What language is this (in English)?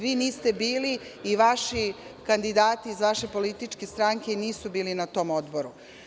Serbian